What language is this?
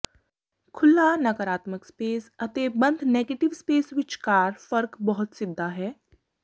Punjabi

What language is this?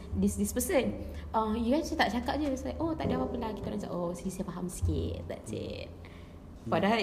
Malay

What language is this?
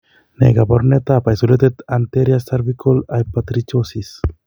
Kalenjin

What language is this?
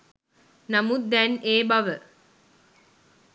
Sinhala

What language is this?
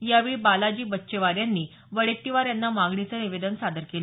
Marathi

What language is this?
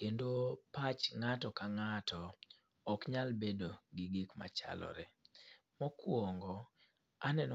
Luo (Kenya and Tanzania)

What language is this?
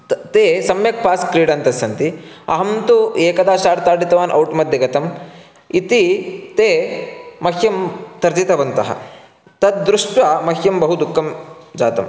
Sanskrit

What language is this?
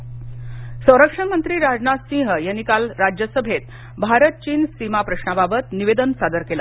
Marathi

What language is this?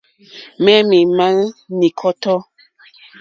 Mokpwe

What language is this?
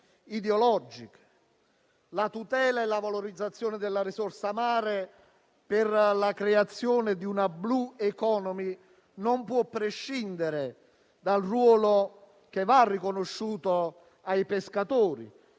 Italian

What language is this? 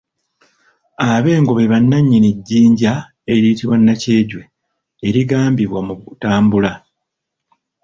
Ganda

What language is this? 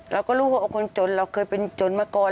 Thai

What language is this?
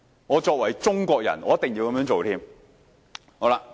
Cantonese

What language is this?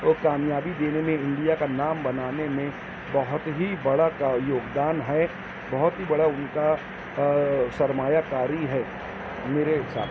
Urdu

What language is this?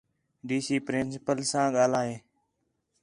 Khetrani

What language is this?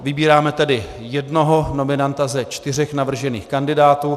Czech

